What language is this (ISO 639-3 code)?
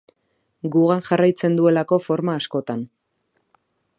eus